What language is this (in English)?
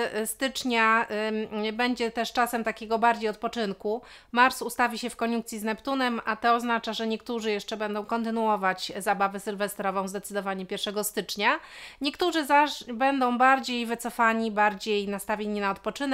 Polish